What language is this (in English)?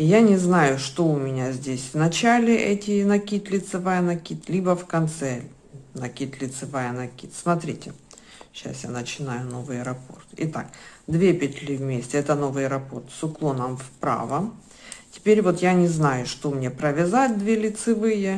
Russian